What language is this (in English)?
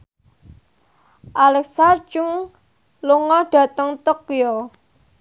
Javanese